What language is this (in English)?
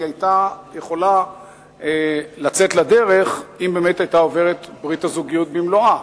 Hebrew